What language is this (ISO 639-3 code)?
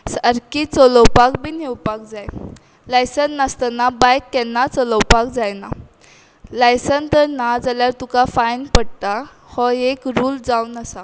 kok